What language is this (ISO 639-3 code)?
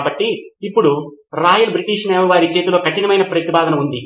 tel